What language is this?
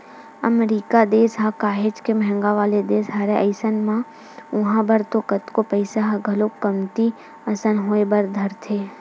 Chhattisgarhi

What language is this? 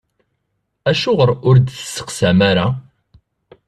Kabyle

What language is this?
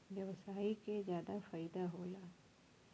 Bhojpuri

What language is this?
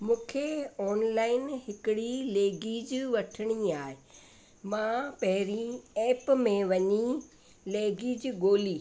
Sindhi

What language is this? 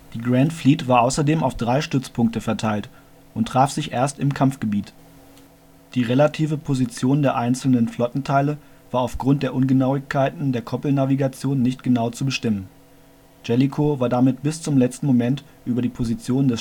German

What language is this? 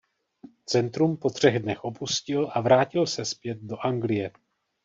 Czech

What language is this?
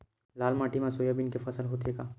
Chhattisgarhi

